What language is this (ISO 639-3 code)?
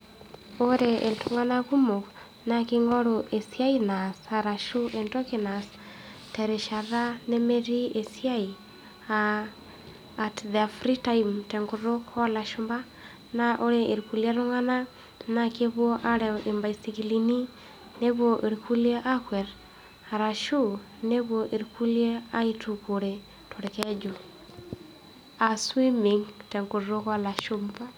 mas